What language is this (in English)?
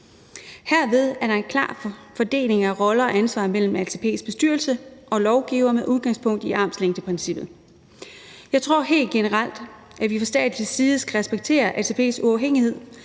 Danish